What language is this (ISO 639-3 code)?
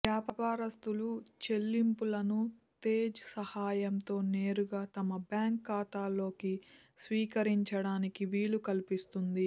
tel